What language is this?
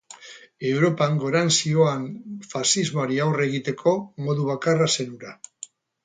Basque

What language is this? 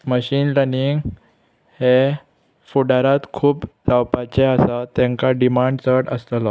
Konkani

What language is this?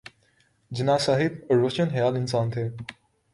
Urdu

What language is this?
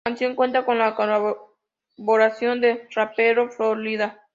Spanish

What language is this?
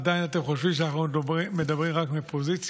Hebrew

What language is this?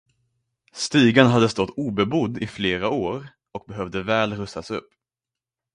Swedish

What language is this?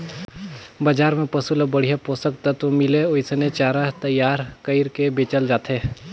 Chhattisgarhi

